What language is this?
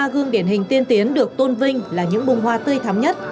Vietnamese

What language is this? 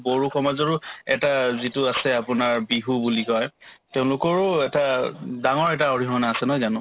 Assamese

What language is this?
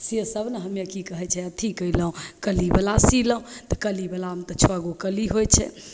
Maithili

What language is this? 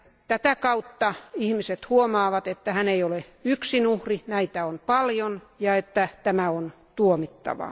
Finnish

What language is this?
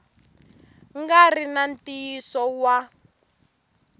Tsonga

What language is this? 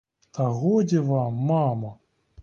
Ukrainian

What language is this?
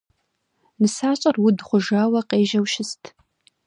Kabardian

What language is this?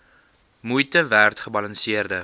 Afrikaans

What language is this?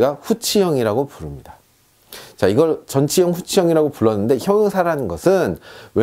Korean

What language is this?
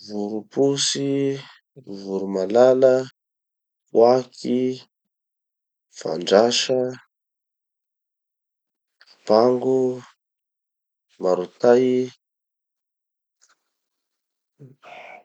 Tanosy Malagasy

